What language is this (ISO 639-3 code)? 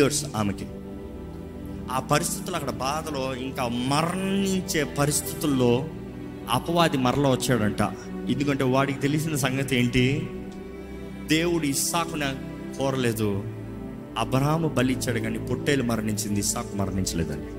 tel